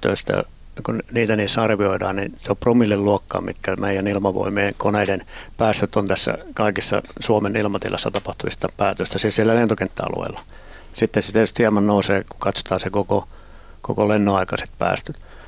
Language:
Finnish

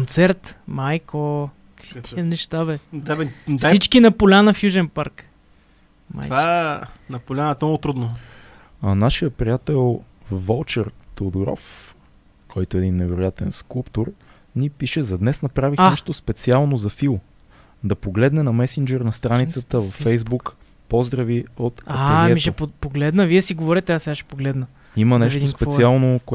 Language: Bulgarian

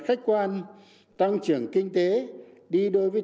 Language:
Vietnamese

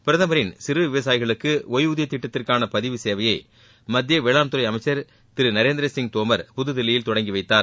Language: Tamil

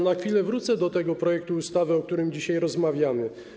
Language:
Polish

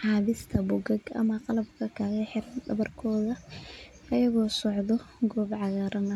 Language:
Somali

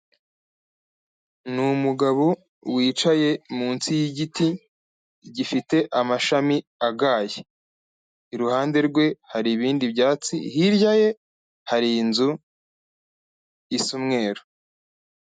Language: Kinyarwanda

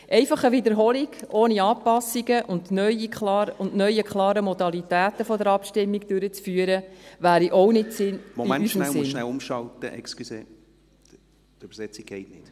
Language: Swiss German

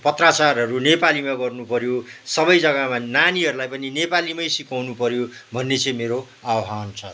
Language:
Nepali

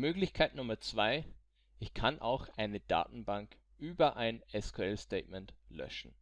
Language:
German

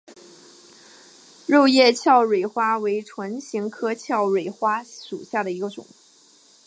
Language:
Chinese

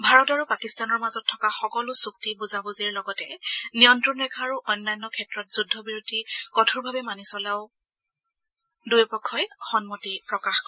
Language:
Assamese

